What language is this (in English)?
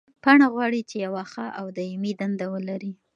Pashto